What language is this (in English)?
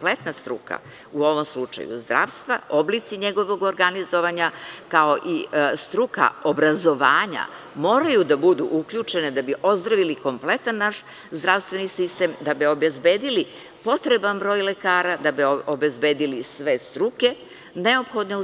Serbian